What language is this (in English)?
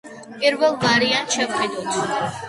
Georgian